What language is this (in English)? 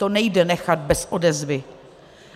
Czech